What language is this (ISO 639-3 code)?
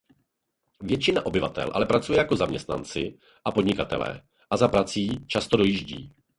ces